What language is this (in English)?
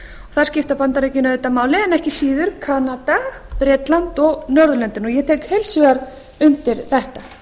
Icelandic